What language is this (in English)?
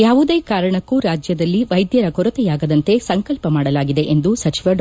Kannada